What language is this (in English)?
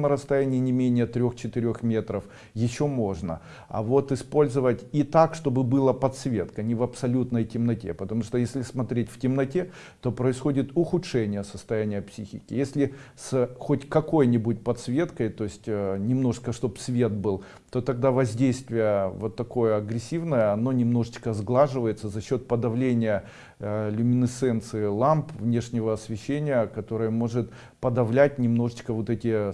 Russian